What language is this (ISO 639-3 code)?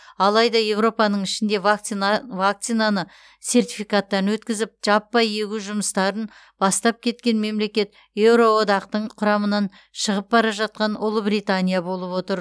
kaz